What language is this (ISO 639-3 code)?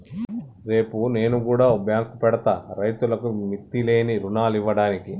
tel